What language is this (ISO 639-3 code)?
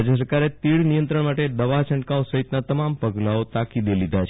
guj